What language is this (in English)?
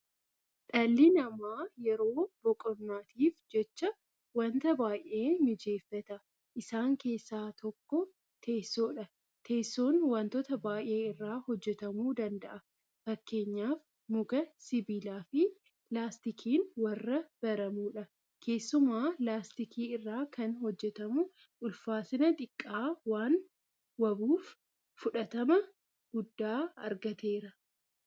Oromo